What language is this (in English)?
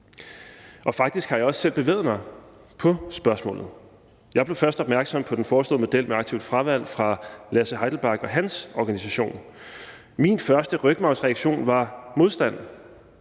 Danish